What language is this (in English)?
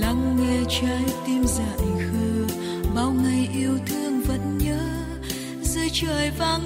Vietnamese